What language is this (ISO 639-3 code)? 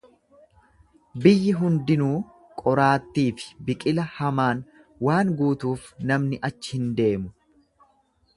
orm